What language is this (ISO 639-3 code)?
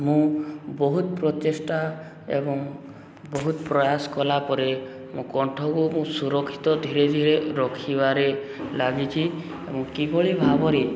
ori